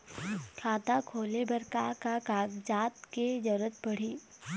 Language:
Chhattisgarhi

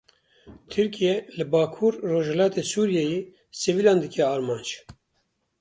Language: Kurdish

